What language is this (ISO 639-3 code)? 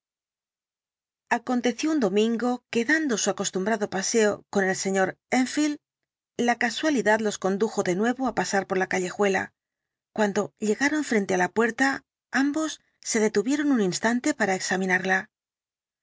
spa